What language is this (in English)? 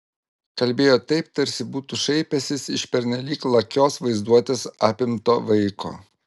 Lithuanian